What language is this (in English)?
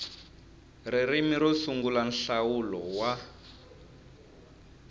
Tsonga